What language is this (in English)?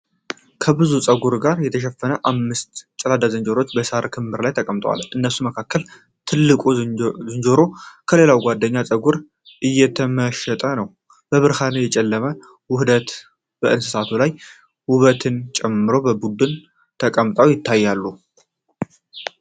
Amharic